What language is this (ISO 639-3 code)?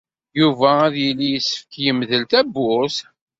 kab